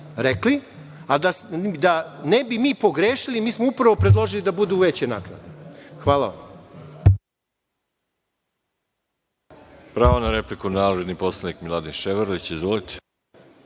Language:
Serbian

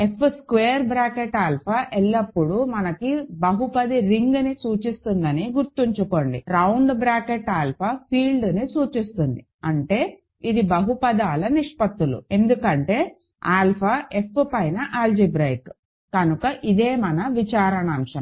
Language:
Telugu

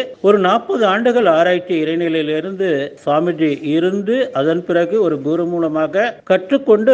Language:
Tamil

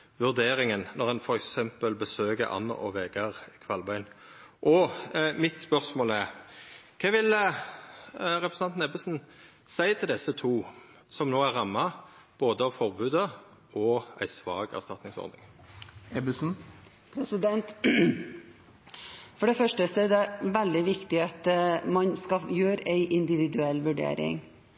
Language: Norwegian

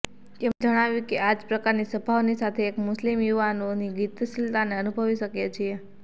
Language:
Gujarati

